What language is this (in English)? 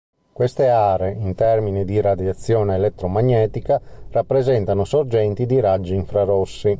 Italian